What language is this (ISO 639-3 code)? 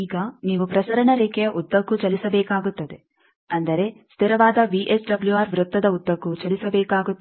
kan